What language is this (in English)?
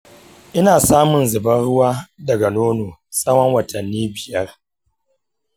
Hausa